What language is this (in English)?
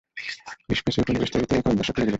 Bangla